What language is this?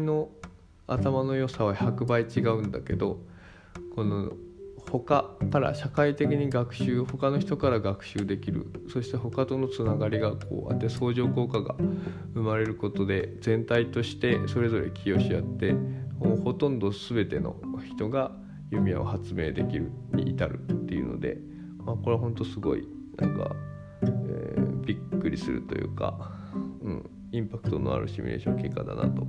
Japanese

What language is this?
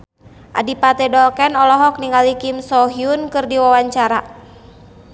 Sundanese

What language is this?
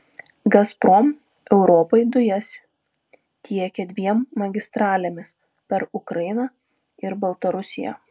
Lithuanian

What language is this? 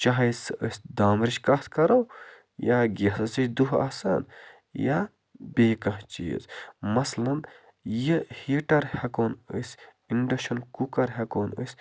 Kashmiri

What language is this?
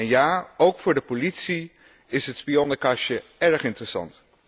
Dutch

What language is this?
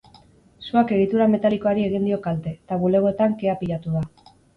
Basque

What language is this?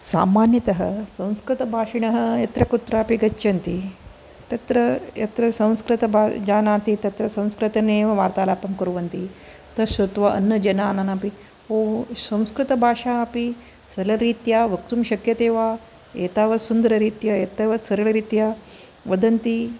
Sanskrit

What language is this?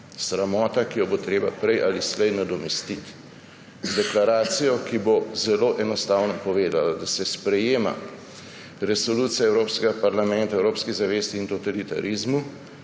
Slovenian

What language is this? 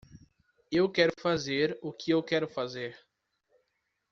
Portuguese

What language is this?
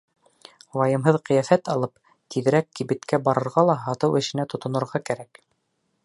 Bashkir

